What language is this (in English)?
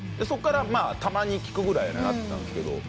Japanese